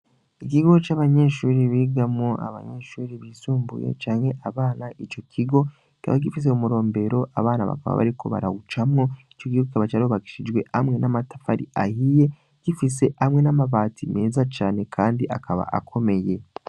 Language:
Rundi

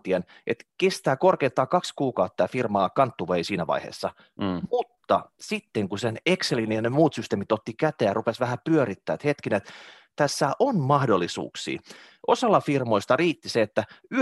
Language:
Finnish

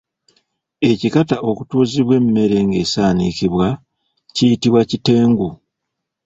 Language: Ganda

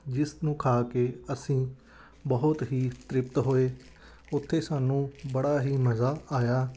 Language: Punjabi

